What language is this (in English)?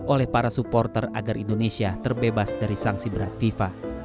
Indonesian